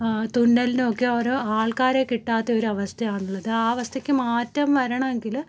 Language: Malayalam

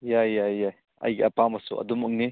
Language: Manipuri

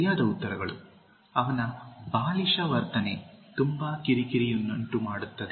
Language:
Kannada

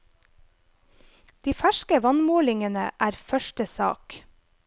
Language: Norwegian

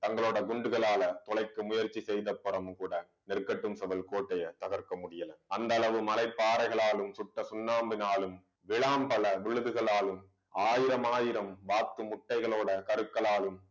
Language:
Tamil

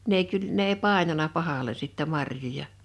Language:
Finnish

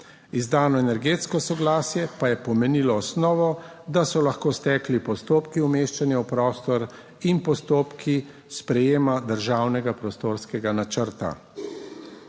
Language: Slovenian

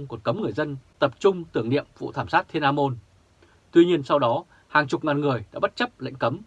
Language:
Vietnamese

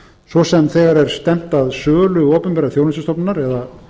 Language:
Icelandic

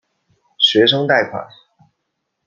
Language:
Chinese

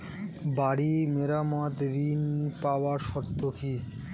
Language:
Bangla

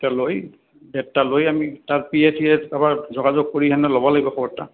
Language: Assamese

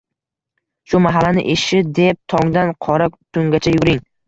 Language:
Uzbek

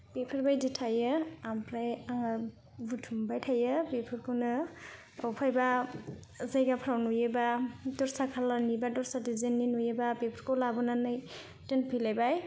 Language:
Bodo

